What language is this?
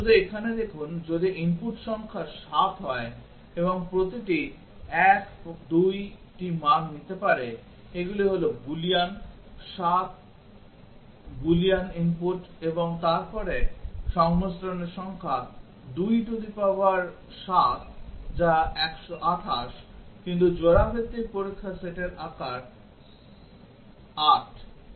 Bangla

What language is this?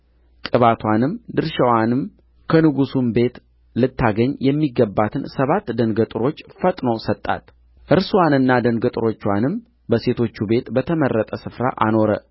Amharic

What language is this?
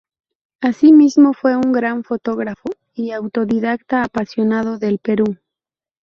Spanish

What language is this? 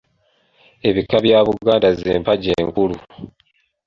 Ganda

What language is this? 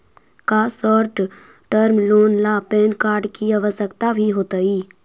Magahi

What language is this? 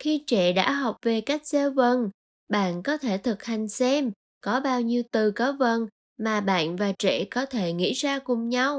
Vietnamese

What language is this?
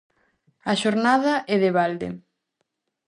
Galician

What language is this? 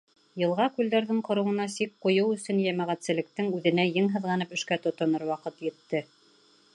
Bashkir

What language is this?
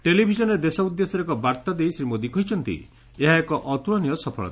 Odia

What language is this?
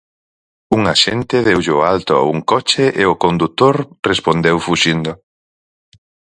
Galician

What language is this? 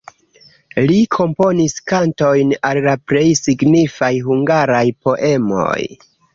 Esperanto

